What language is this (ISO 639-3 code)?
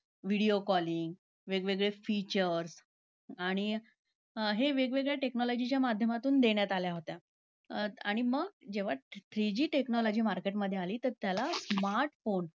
mar